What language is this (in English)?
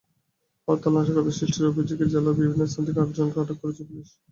Bangla